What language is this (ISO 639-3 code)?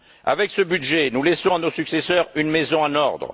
fra